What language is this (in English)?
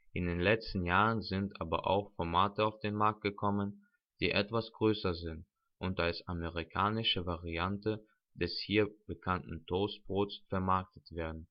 German